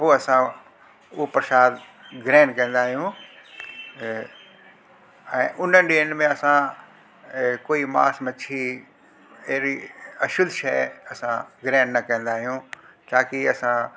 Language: Sindhi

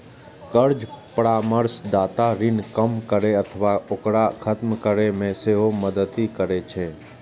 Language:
Maithili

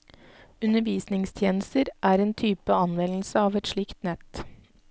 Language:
Norwegian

